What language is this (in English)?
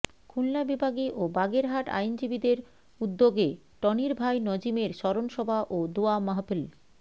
Bangla